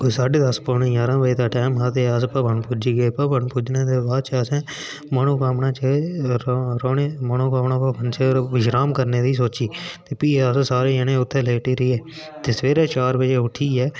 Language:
Dogri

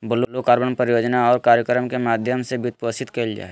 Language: Magahi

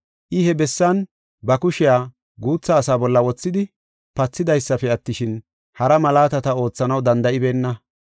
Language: Gofa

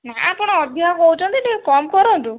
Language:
Odia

